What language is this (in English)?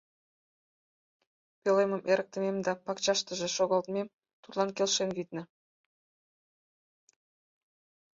Mari